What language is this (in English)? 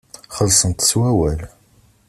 Kabyle